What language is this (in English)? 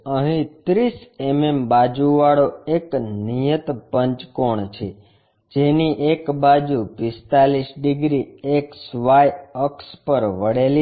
Gujarati